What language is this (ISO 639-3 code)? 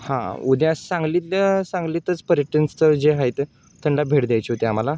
mar